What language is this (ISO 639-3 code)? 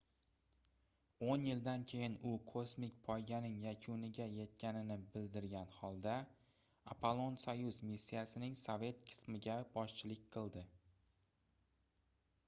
uzb